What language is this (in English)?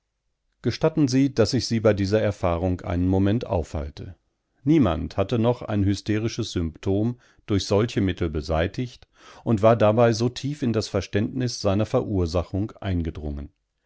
German